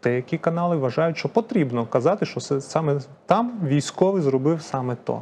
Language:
Ukrainian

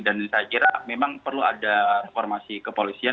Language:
Indonesian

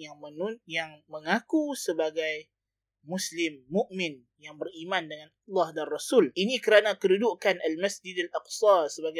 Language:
Malay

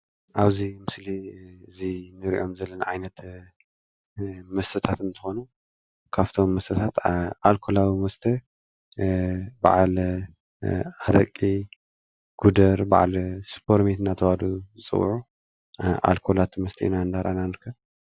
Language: Tigrinya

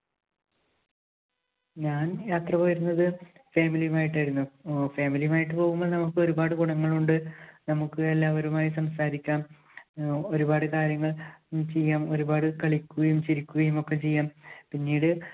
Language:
Malayalam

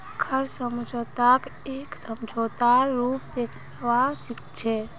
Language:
Magahi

